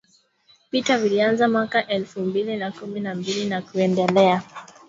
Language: Swahili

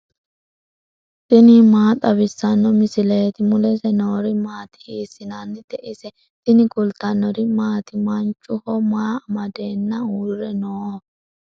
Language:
Sidamo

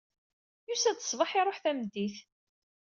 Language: Kabyle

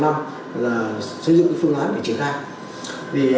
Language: Vietnamese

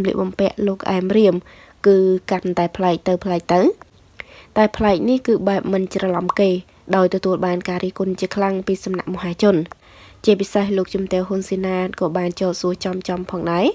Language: Vietnamese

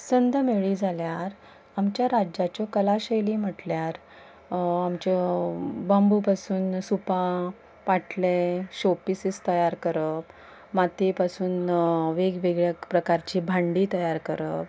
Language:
Konkani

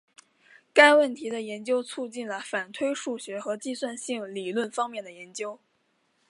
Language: Chinese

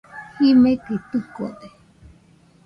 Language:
Nüpode Huitoto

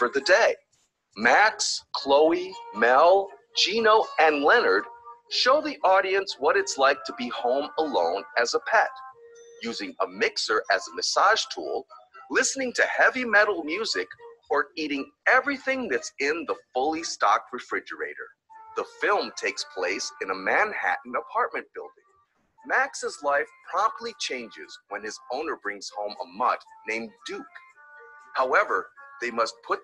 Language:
Portuguese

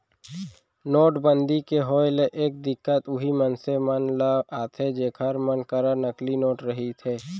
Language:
Chhattisgarhi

